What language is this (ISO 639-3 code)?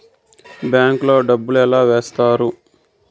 tel